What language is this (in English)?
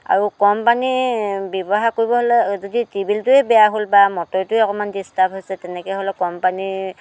Assamese